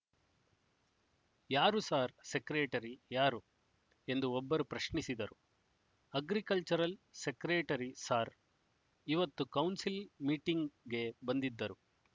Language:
Kannada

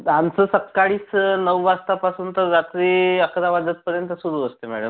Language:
Marathi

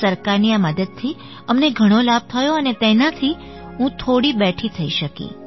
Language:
Gujarati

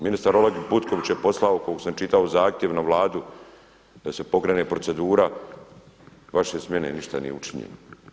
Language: Croatian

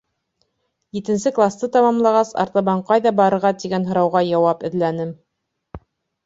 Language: Bashkir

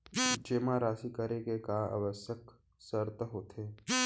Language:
Chhattisgarhi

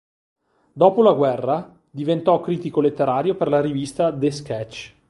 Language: Italian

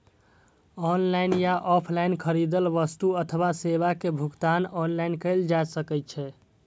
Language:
Maithili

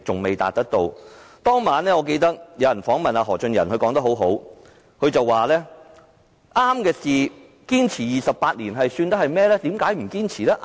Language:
Cantonese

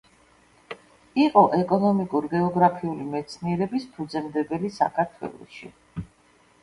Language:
Georgian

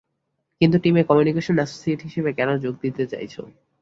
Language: Bangla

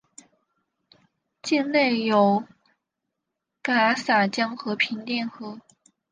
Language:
Chinese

